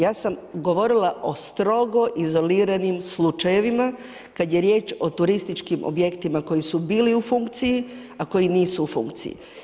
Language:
Croatian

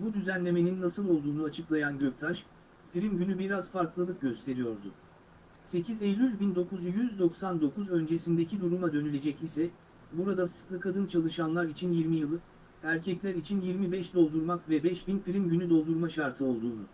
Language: Turkish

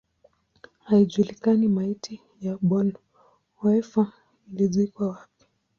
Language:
Swahili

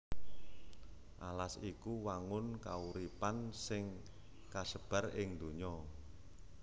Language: Javanese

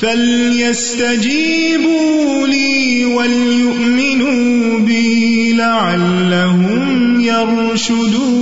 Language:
Urdu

